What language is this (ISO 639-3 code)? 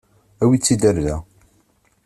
kab